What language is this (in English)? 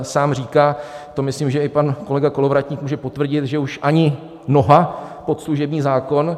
Czech